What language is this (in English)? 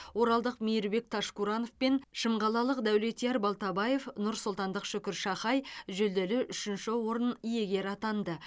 Kazakh